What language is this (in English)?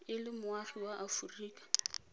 Tswana